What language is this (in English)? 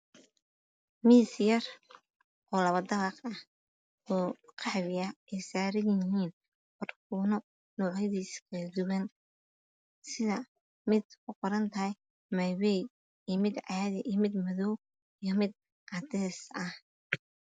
Somali